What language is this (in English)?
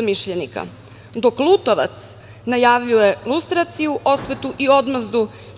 Serbian